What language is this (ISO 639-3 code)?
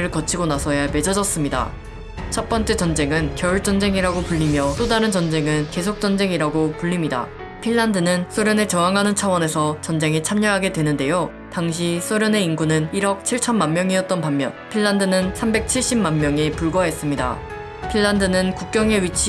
kor